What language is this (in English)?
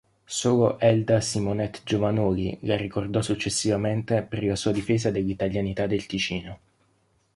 Italian